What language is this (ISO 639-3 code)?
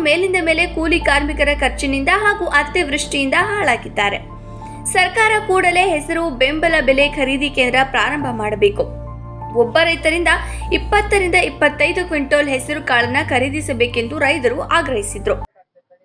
kan